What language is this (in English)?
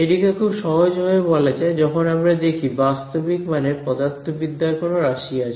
Bangla